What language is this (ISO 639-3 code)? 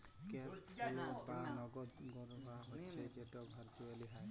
ben